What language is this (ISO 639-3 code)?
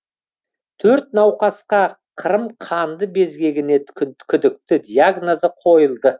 kaz